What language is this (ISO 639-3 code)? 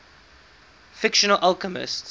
eng